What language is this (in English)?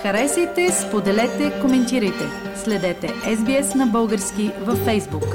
Bulgarian